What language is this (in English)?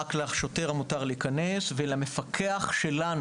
Hebrew